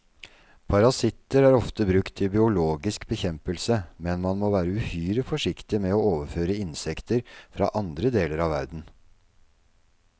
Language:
Norwegian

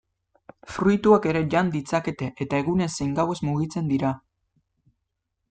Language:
Basque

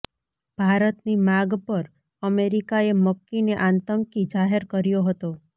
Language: Gujarati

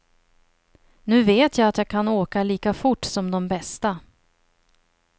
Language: Swedish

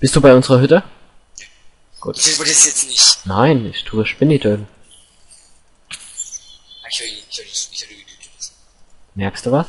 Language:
German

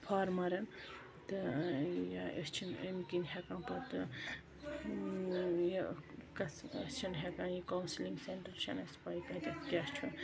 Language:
Kashmiri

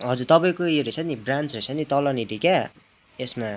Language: Nepali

